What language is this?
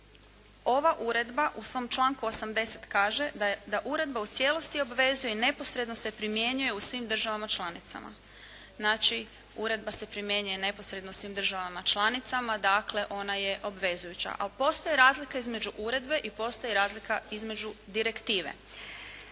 Croatian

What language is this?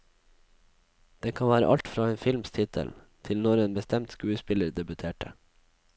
Norwegian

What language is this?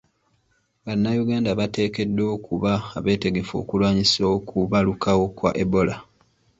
Ganda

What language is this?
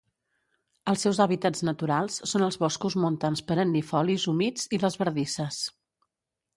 Catalan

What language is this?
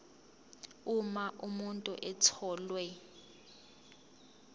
Zulu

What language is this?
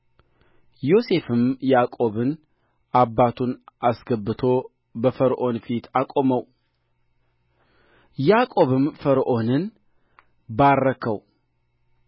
Amharic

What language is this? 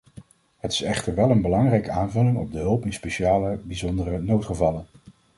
Dutch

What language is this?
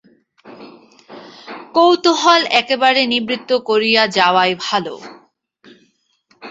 Bangla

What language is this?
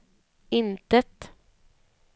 Swedish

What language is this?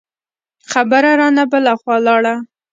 Pashto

